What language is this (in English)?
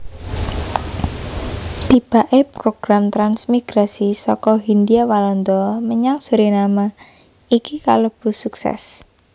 Javanese